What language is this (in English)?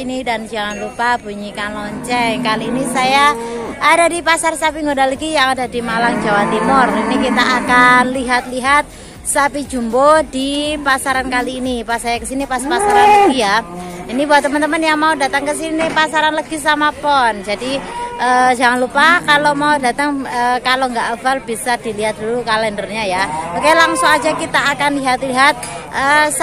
Indonesian